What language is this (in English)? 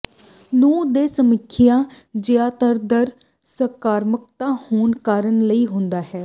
Punjabi